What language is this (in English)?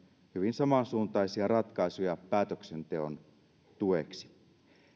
Finnish